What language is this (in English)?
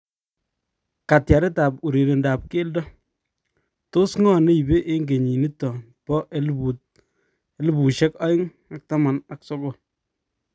Kalenjin